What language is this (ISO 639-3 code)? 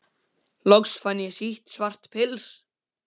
isl